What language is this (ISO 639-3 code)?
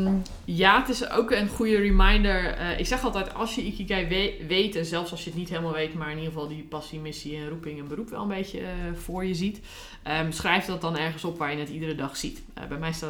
nld